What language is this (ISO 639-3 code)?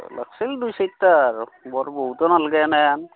asm